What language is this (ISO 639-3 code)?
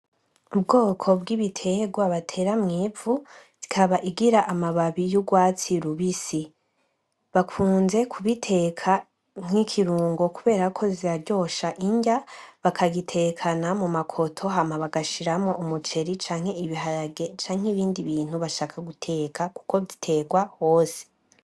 run